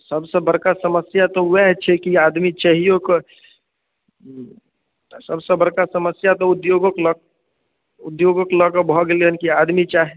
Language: Maithili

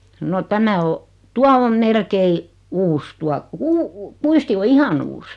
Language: Finnish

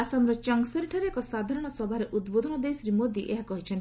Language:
Odia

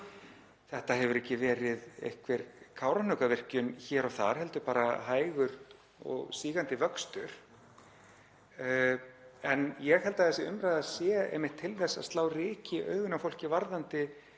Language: Icelandic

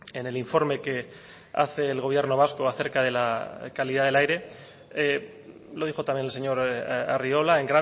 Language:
Spanish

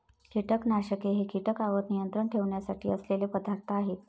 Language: Marathi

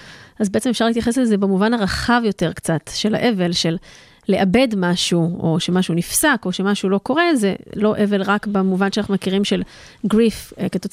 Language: Hebrew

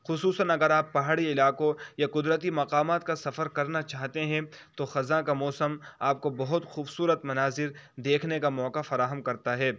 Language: Urdu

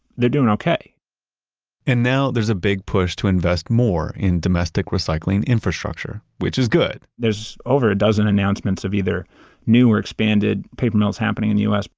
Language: English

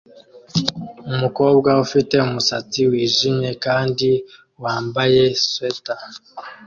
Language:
Kinyarwanda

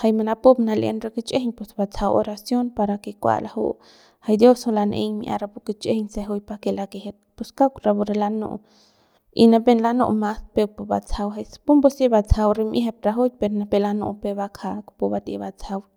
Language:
Central Pame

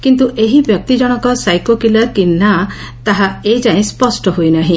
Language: Odia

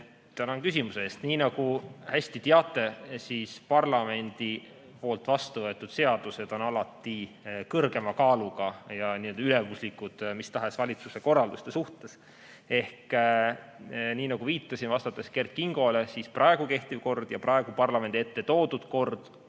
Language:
Estonian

